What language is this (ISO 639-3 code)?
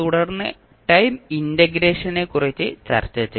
mal